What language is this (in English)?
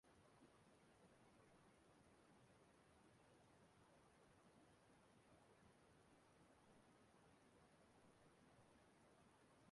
Igbo